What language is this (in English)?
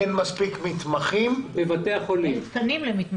Hebrew